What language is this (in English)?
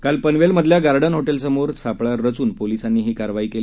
Marathi